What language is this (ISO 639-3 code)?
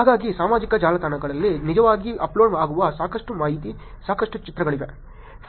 kan